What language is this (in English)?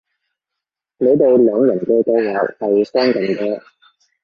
Cantonese